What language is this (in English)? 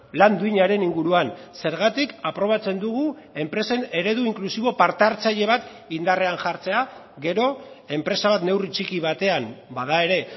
Basque